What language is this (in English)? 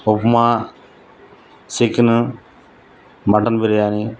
Telugu